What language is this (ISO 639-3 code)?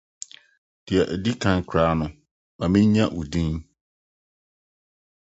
aka